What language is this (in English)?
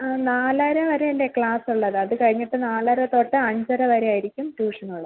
Malayalam